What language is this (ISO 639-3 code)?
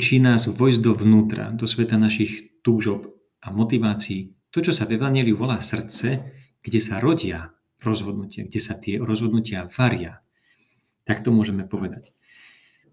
slk